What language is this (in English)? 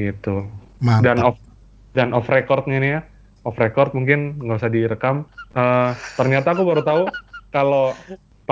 Indonesian